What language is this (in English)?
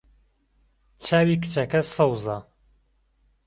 Central Kurdish